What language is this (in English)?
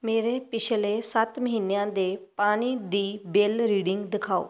Punjabi